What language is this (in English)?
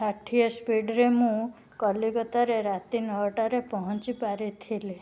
Odia